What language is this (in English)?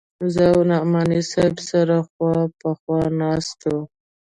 Pashto